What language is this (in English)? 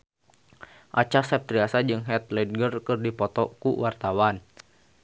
Sundanese